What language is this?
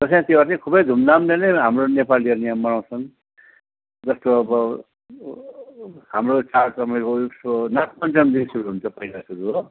Nepali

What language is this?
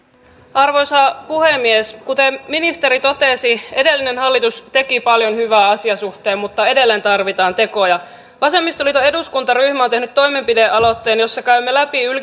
Finnish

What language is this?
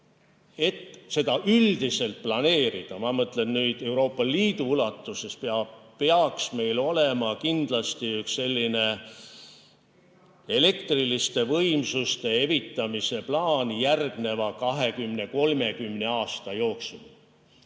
Estonian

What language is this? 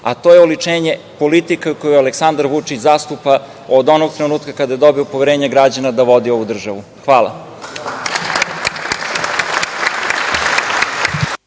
Serbian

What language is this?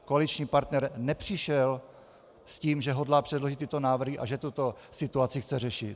Czech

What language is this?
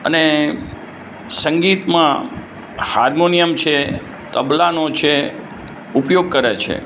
Gujarati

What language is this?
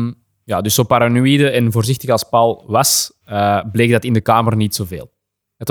Dutch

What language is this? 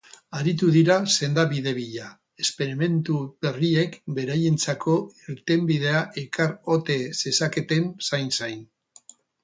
Basque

